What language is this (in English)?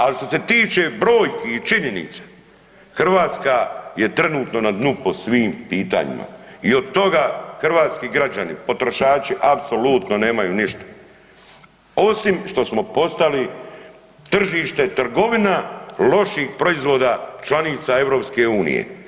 Croatian